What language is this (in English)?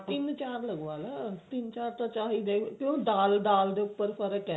Punjabi